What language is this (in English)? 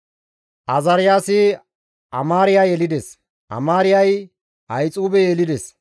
Gamo